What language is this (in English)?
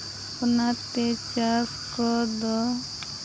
Santali